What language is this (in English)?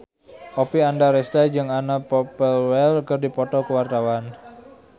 Sundanese